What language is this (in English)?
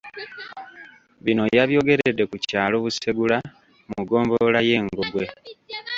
Ganda